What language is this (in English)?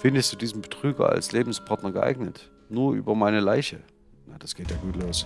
German